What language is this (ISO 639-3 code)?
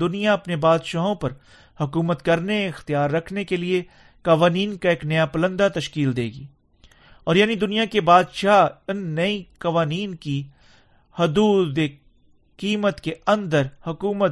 urd